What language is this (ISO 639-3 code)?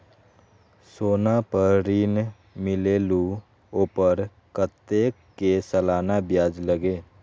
mag